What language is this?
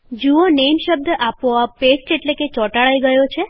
Gujarati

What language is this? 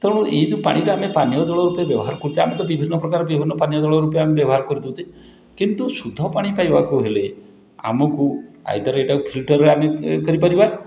Odia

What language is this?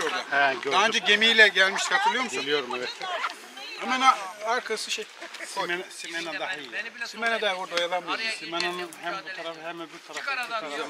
Turkish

